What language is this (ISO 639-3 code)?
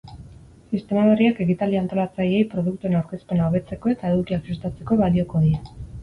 eus